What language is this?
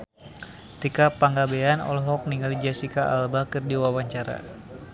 Sundanese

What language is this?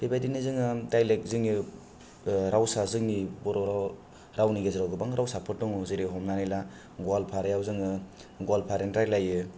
Bodo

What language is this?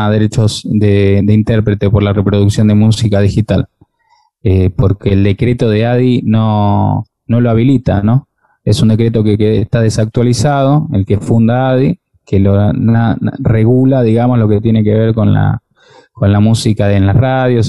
Spanish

